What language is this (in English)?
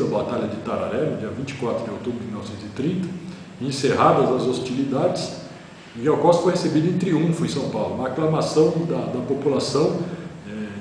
Portuguese